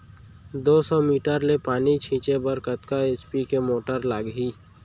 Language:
Chhattisgarhi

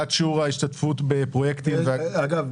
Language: Hebrew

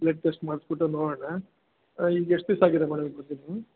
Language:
Kannada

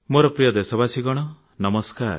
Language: Odia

